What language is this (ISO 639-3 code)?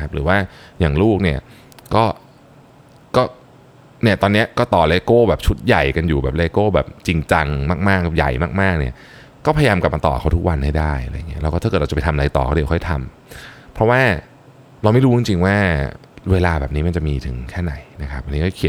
tha